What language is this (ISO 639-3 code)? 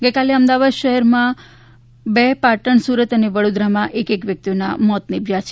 guj